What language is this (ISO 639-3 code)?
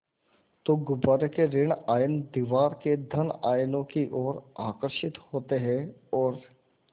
hin